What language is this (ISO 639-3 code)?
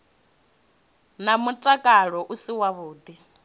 ven